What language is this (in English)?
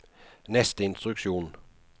Norwegian